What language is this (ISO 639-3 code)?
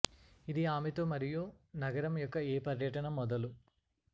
tel